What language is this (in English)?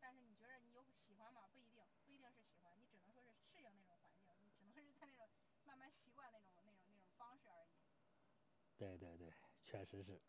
Chinese